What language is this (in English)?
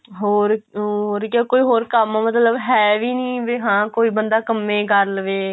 Punjabi